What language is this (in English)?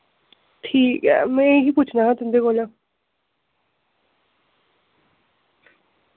Dogri